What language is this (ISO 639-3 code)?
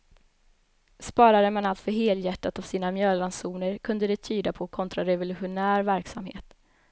swe